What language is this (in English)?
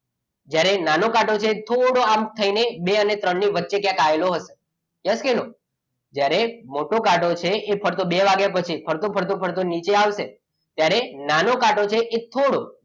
Gujarati